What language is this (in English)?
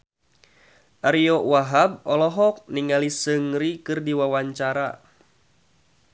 Sundanese